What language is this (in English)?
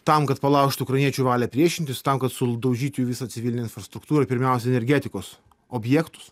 Lithuanian